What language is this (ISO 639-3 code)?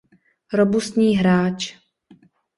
ces